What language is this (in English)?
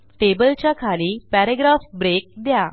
Marathi